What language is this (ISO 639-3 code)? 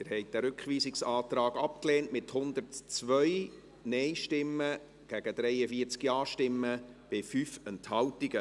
gsw